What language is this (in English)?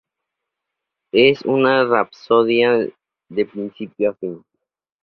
Spanish